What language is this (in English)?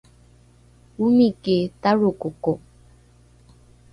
Rukai